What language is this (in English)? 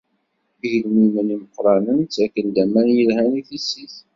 Kabyle